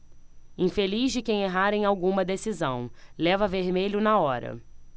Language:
Portuguese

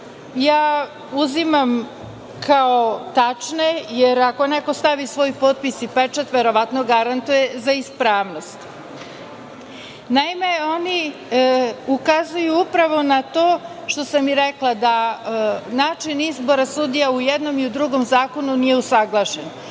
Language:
Serbian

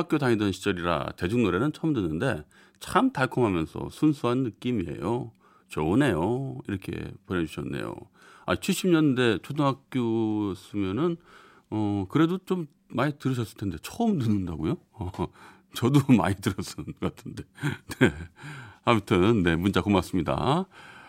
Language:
Korean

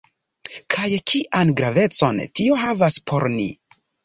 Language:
Esperanto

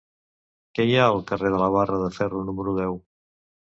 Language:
Catalan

